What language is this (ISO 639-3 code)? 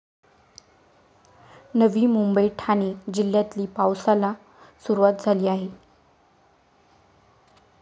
mar